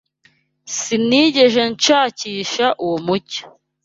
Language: Kinyarwanda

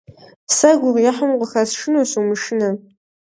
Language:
Kabardian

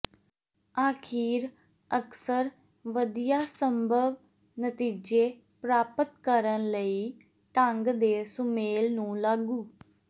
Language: Punjabi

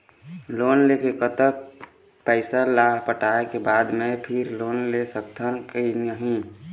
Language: Chhattisgarhi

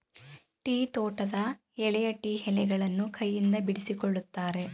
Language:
Kannada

